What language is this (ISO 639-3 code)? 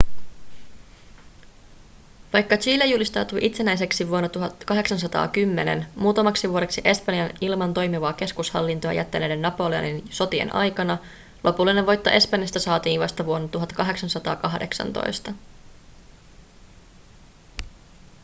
fin